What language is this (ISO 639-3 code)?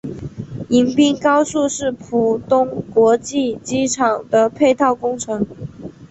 zho